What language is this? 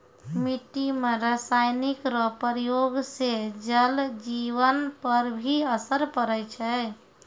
Maithili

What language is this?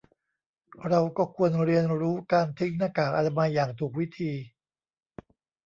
Thai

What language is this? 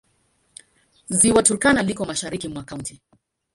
Swahili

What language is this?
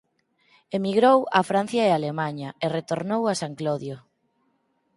Galician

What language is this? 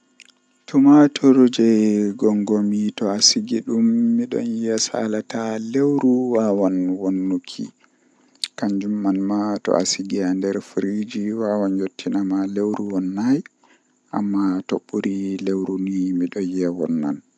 Western Niger Fulfulde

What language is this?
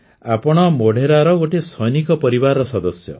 Odia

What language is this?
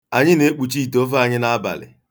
Igbo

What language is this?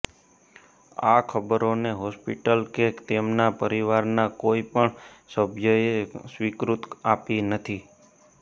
Gujarati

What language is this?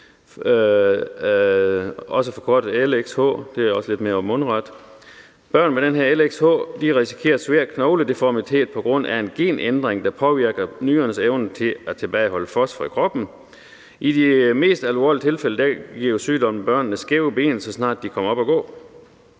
Danish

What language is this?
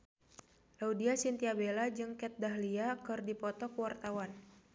Sundanese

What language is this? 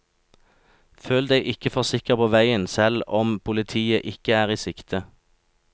Norwegian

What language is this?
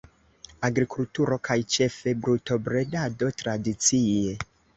Esperanto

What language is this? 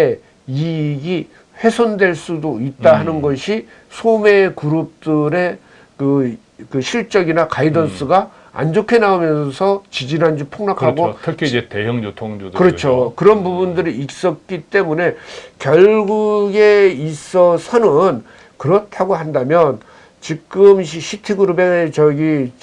Korean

